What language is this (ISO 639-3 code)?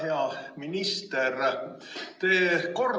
est